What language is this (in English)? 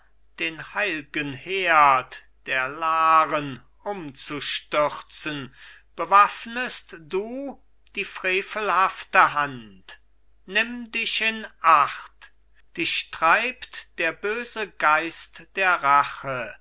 German